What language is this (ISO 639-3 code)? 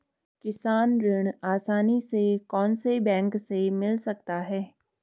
hin